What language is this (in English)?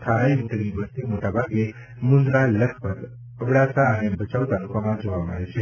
Gujarati